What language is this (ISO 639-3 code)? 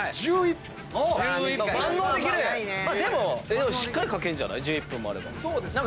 jpn